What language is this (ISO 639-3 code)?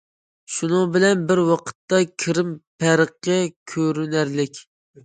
uig